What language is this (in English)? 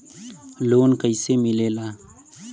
Bhojpuri